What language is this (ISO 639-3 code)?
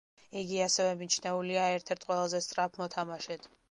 kat